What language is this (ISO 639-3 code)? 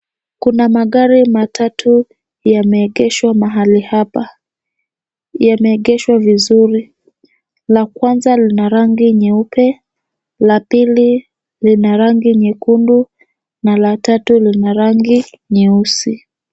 swa